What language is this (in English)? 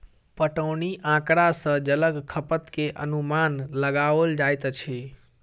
Maithili